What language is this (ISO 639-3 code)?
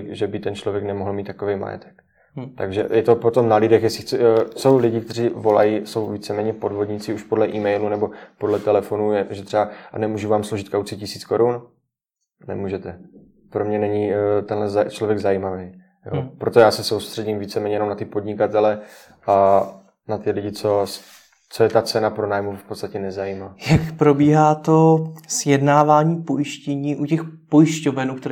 ces